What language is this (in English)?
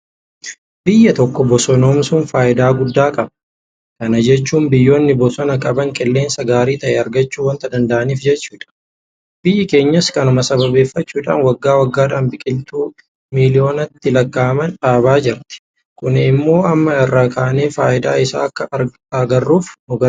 Oromo